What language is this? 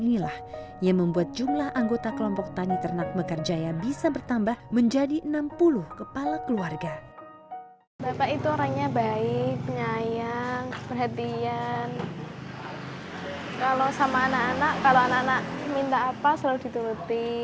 Indonesian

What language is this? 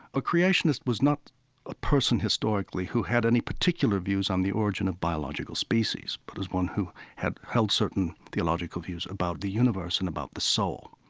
English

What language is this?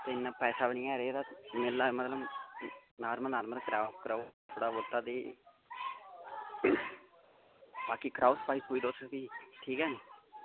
Dogri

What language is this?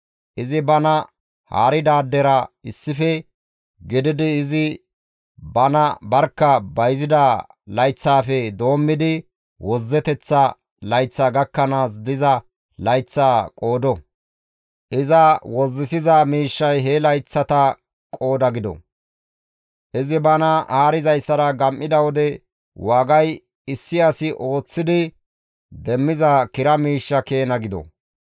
Gamo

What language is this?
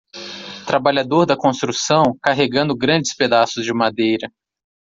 Portuguese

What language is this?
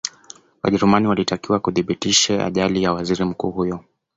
Swahili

